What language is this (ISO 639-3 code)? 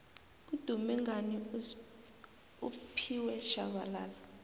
nbl